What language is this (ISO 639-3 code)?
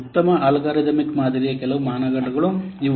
kan